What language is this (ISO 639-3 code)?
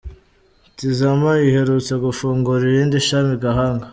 kin